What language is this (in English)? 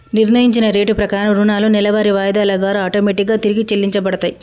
Telugu